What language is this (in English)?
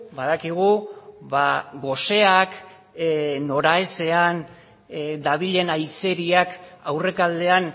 Basque